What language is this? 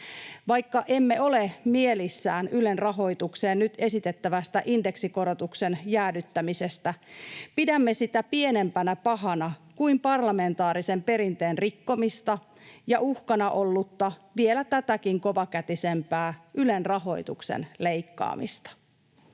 Finnish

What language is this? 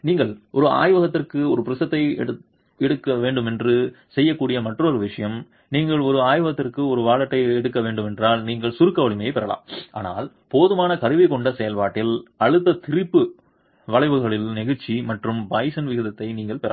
Tamil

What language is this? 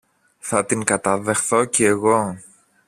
Greek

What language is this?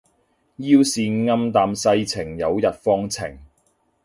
Cantonese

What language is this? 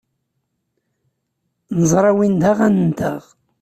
Kabyle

